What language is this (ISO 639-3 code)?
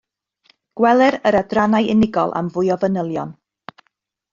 cym